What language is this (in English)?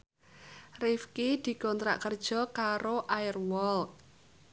Javanese